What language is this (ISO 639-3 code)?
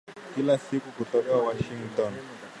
swa